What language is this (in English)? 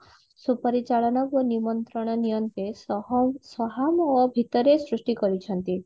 Odia